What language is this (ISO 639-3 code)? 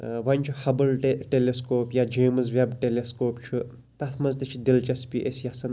kas